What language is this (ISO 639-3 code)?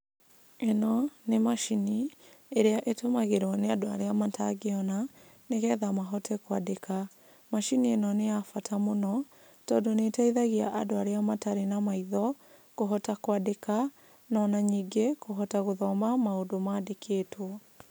kik